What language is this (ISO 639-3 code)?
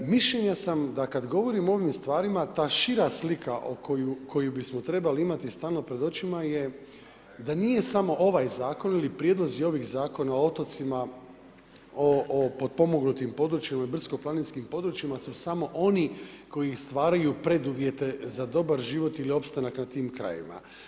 hrv